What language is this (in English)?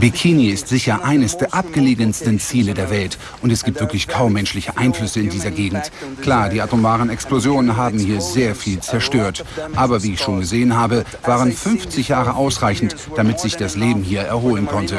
German